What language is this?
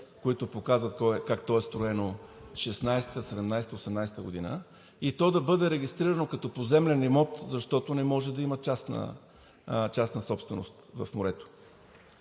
Bulgarian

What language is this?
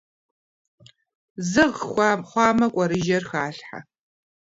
Kabardian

